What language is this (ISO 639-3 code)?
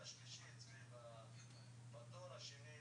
heb